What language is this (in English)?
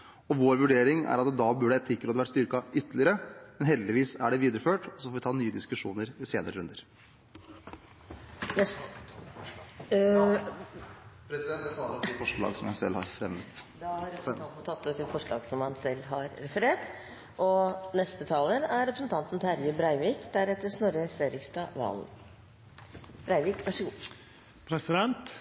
Norwegian